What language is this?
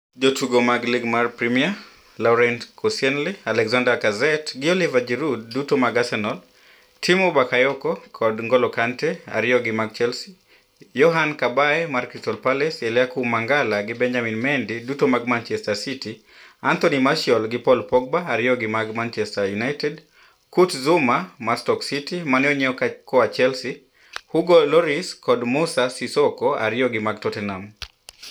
Luo (Kenya and Tanzania)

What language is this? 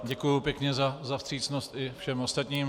Czech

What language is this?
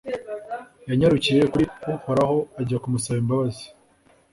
Kinyarwanda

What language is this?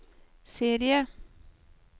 Norwegian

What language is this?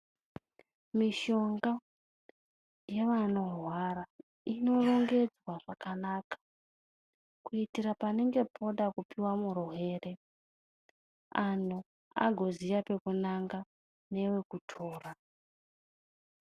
Ndau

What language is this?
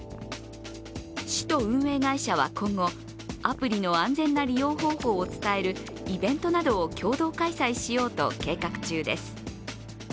Japanese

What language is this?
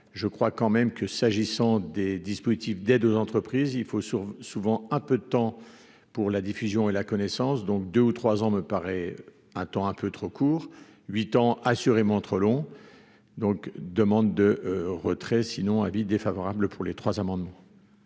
French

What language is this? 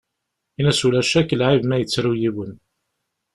Kabyle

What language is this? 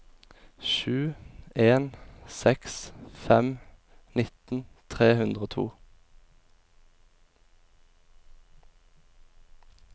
Norwegian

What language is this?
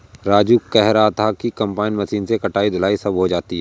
Hindi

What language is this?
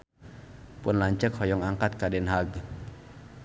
Sundanese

